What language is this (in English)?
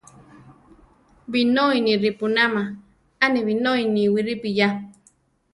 Central Tarahumara